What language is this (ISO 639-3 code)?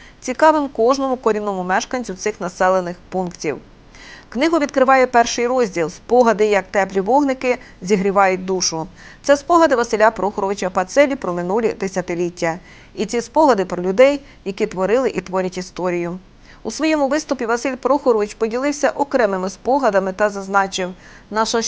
ukr